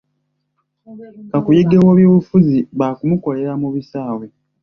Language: Ganda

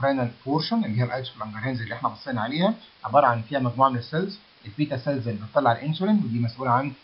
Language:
Arabic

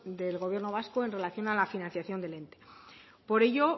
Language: Spanish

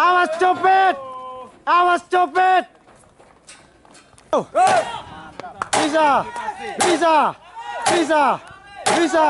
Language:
Indonesian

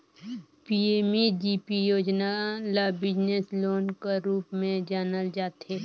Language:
Chhattisgarhi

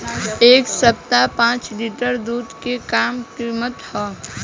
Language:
Bhojpuri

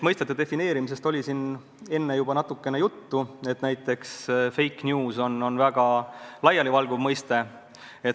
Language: Estonian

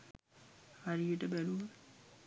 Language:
Sinhala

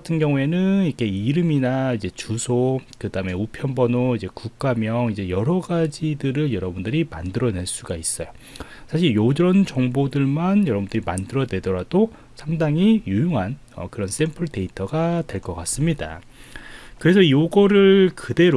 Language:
Korean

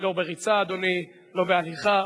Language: Hebrew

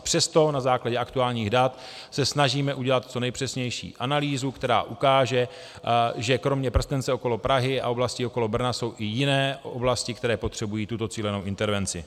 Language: Czech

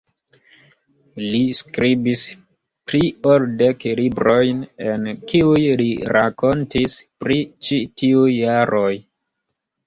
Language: Esperanto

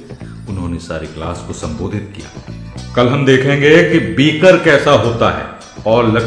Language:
Hindi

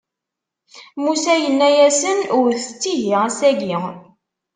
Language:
Kabyle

